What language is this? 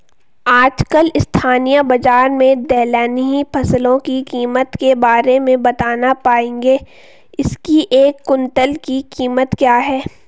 Hindi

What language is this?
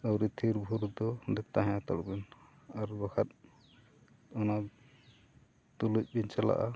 Santali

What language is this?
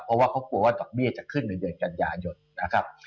Thai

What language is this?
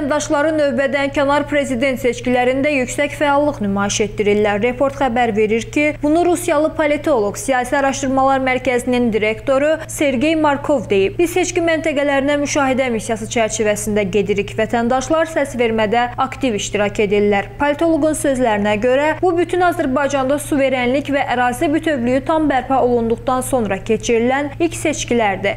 Turkish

